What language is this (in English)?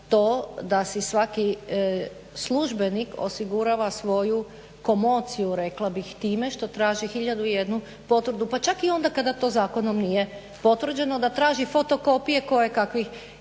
Croatian